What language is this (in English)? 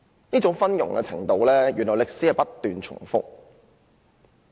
Cantonese